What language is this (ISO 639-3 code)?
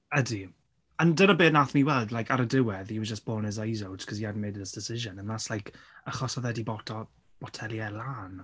cym